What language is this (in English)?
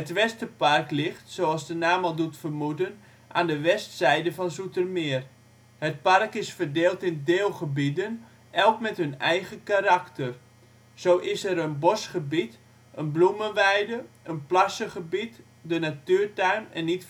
Dutch